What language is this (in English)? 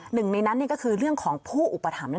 Thai